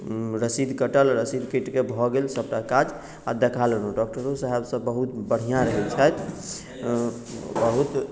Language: Maithili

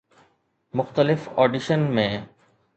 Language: Sindhi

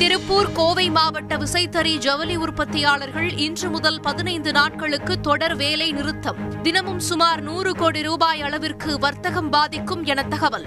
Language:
Tamil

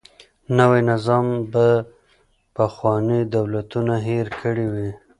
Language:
Pashto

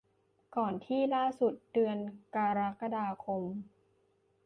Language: Thai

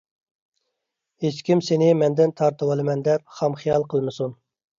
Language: Uyghur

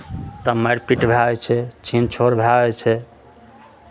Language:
Maithili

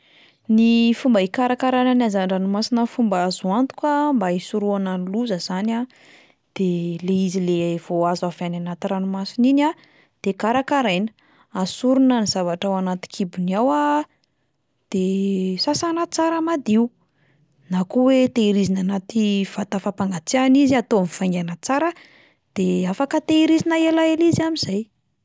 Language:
Malagasy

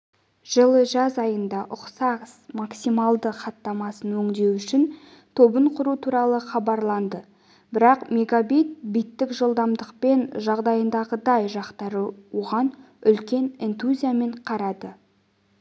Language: Kazakh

